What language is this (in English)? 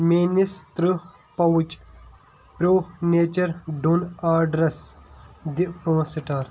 Kashmiri